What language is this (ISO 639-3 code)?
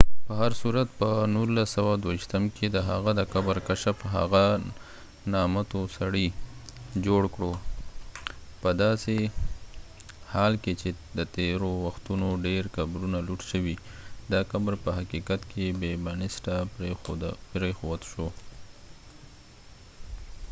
pus